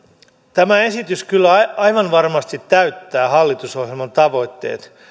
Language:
Finnish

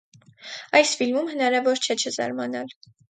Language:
Armenian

